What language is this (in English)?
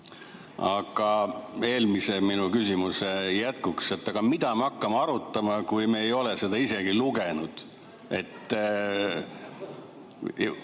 Estonian